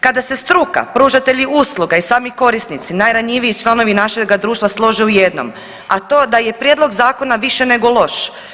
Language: Croatian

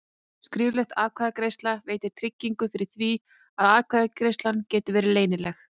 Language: Icelandic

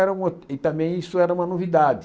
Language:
Portuguese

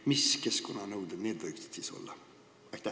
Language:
Estonian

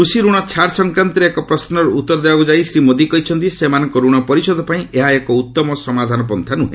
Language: Odia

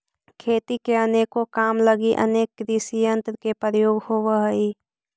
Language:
Magahi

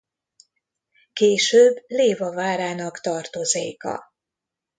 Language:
Hungarian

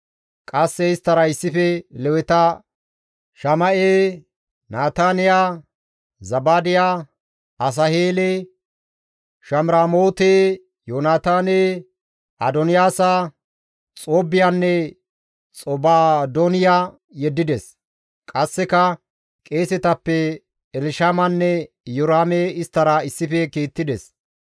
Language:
Gamo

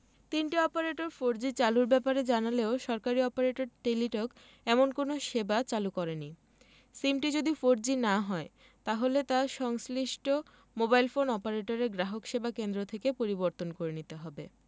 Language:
Bangla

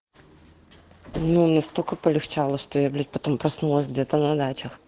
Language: Russian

